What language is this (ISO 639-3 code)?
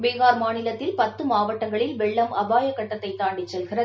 tam